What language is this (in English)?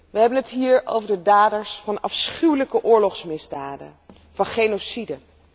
Dutch